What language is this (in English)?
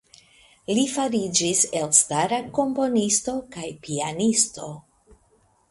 Esperanto